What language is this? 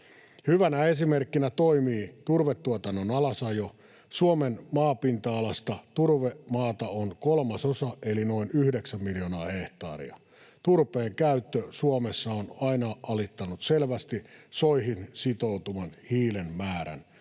Finnish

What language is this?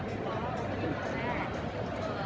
Thai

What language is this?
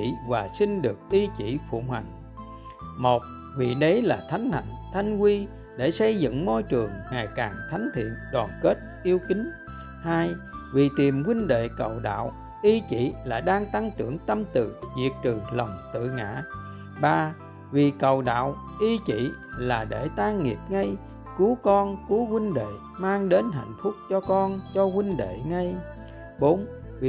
Vietnamese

